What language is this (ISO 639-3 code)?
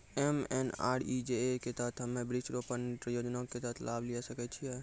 mai